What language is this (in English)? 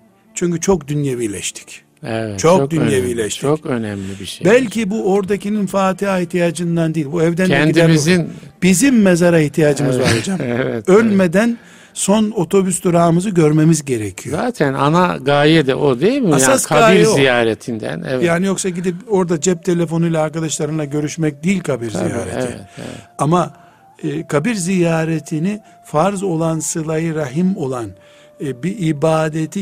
Turkish